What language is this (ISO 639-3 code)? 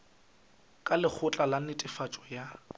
nso